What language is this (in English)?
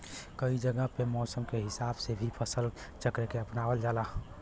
Bhojpuri